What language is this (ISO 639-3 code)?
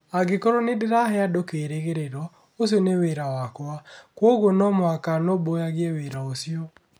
kik